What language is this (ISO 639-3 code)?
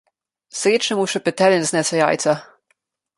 slv